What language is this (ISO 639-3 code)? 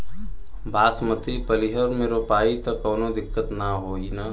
bho